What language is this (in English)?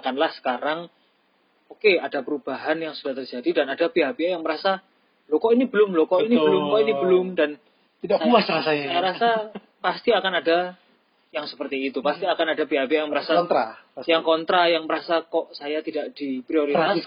Indonesian